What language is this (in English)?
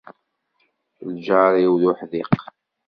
Kabyle